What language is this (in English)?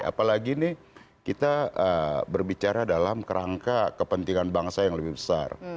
Indonesian